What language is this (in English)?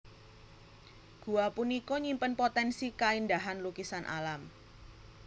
Javanese